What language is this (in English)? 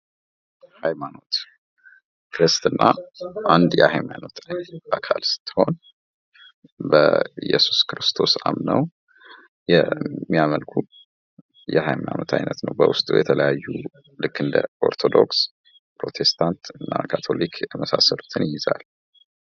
Amharic